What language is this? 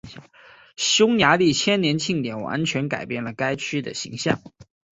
Chinese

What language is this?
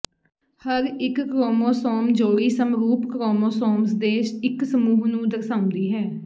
Punjabi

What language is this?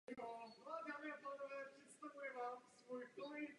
Czech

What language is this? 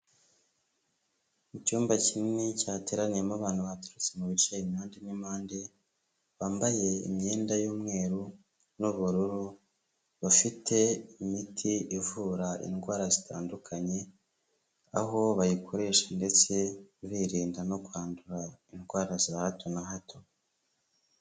Kinyarwanda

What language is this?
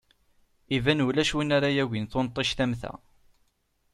Kabyle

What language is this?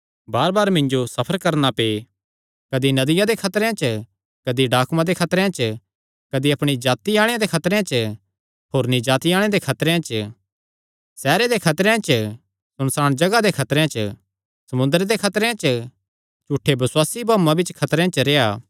Kangri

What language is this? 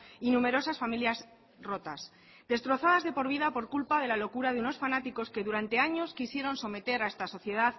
Spanish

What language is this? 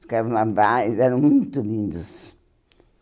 Portuguese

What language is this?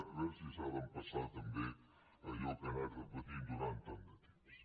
Catalan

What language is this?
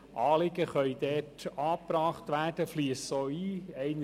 Swiss German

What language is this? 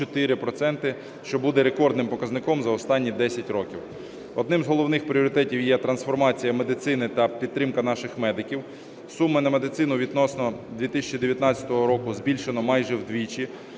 Ukrainian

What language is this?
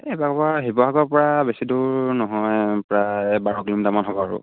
Assamese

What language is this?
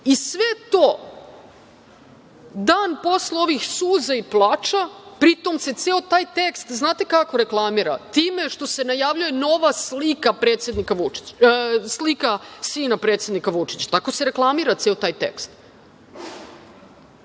Serbian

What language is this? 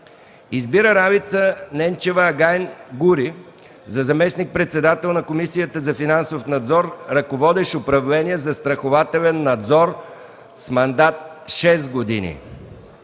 Bulgarian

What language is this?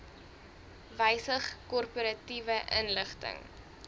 Afrikaans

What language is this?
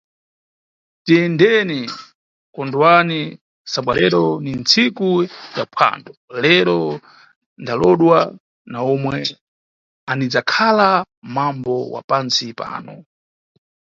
Nyungwe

